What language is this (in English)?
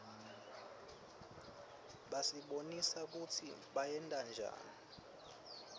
Swati